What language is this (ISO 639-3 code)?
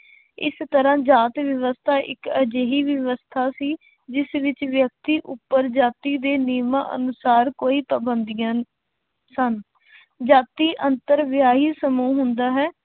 pan